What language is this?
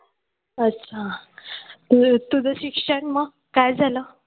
Marathi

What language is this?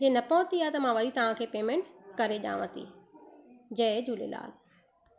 Sindhi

